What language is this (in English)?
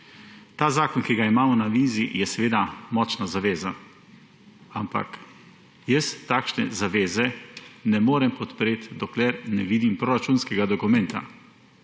Slovenian